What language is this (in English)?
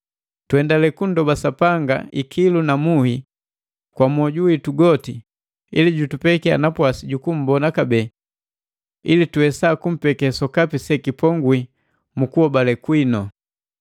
Matengo